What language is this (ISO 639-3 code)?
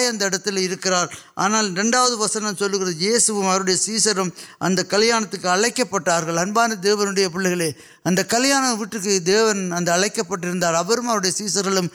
urd